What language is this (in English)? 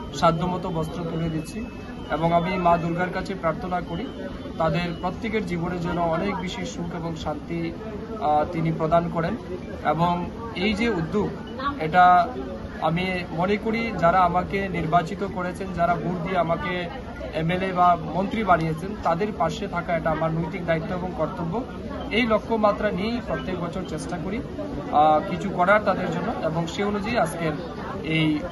Bangla